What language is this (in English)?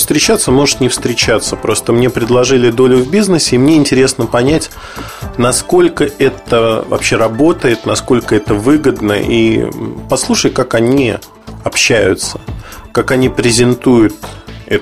Russian